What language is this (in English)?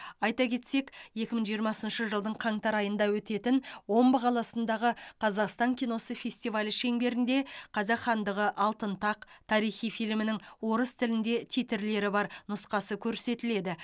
Kazakh